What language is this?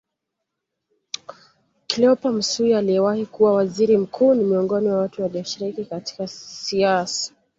Swahili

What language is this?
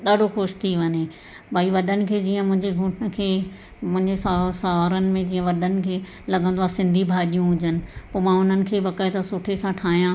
Sindhi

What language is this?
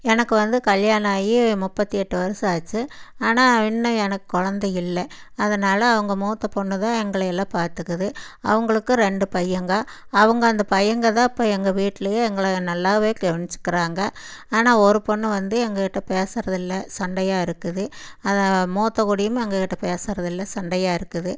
Tamil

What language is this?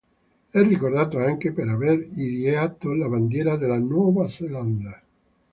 Italian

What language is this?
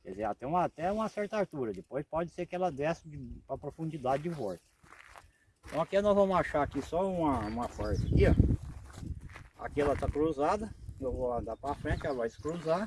Portuguese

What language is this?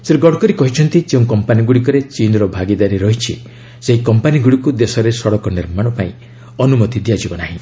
Odia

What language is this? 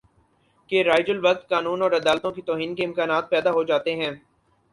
Urdu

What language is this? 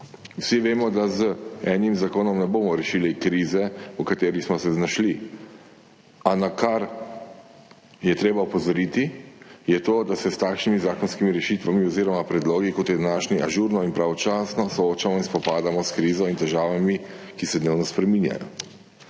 Slovenian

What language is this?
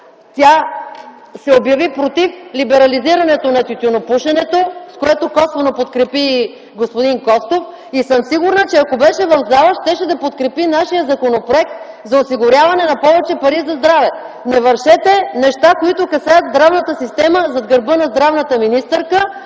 Bulgarian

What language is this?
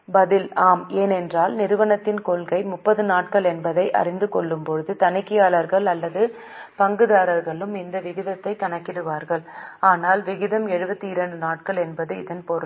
Tamil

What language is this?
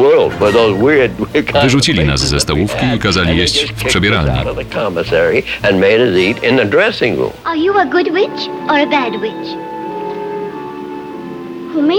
Polish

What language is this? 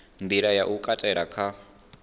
Venda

